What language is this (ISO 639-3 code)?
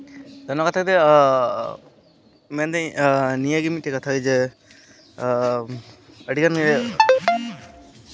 sat